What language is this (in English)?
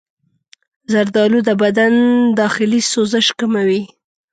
Pashto